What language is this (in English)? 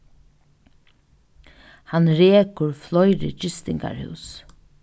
Faroese